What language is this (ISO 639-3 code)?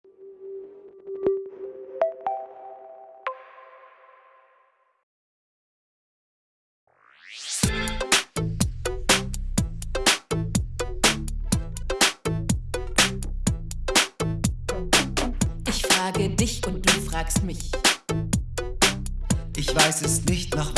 vie